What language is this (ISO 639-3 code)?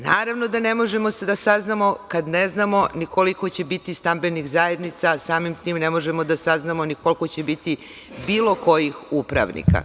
srp